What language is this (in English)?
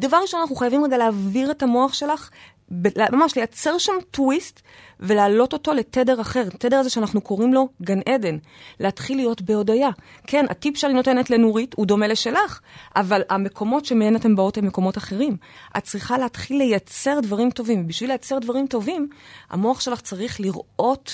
Hebrew